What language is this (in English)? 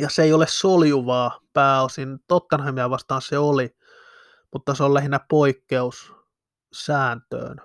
Finnish